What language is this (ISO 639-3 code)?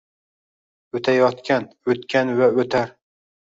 uzb